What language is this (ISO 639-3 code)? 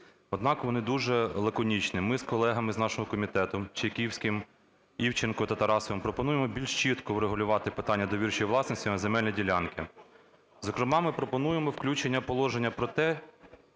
ukr